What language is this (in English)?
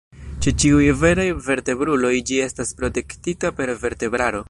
Esperanto